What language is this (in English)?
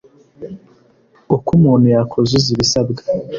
Kinyarwanda